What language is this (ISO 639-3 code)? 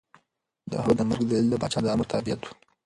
pus